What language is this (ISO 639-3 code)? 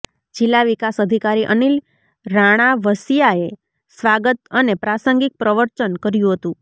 guj